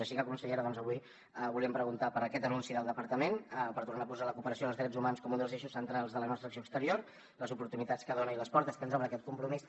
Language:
Catalan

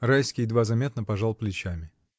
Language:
Russian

